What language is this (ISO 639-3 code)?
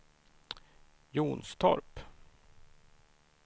swe